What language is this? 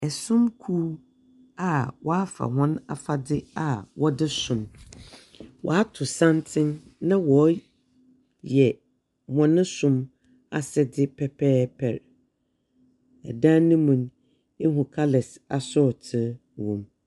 Akan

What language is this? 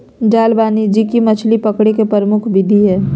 Magahi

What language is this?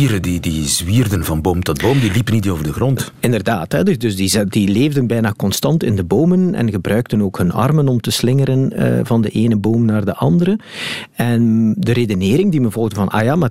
Dutch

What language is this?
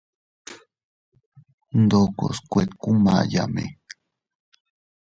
Teutila Cuicatec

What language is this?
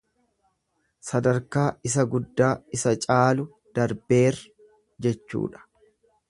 Oromo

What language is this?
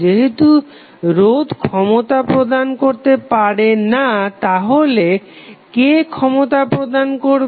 Bangla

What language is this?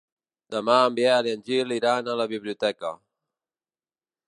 Catalan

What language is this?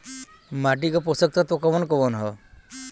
Bhojpuri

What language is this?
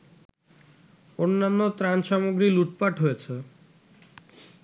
Bangla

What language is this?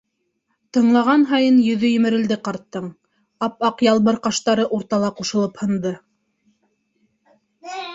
Bashkir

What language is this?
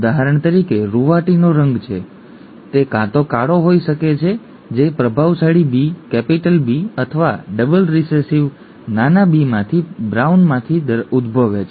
Gujarati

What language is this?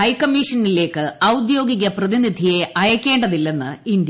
Malayalam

